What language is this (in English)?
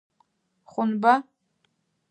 Adyghe